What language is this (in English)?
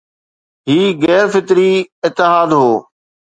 Sindhi